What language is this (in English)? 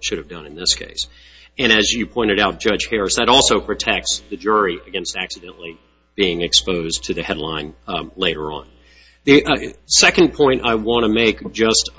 English